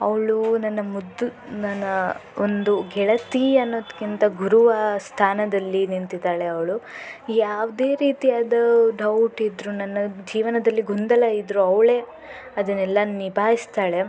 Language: Kannada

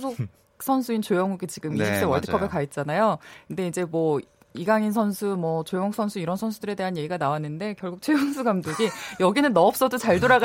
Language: Korean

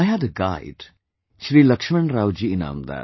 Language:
English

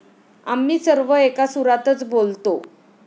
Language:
Marathi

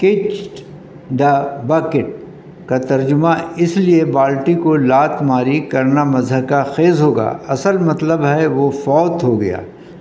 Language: Urdu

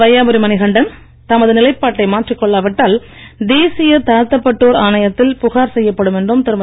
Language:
Tamil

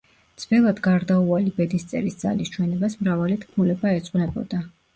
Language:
Georgian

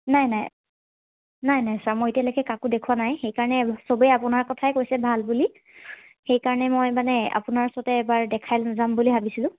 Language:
Assamese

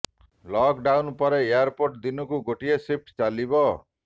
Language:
Odia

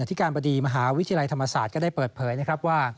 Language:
Thai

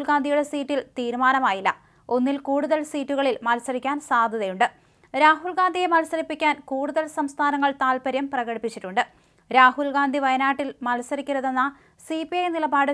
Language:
Malayalam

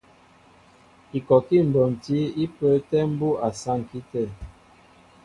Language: Mbo (Cameroon)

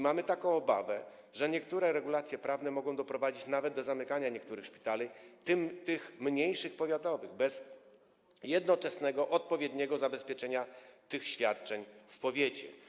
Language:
Polish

